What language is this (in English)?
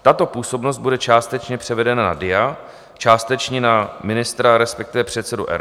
Czech